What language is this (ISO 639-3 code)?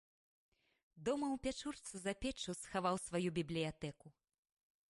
bel